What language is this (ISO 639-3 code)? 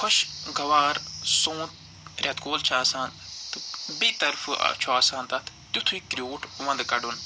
kas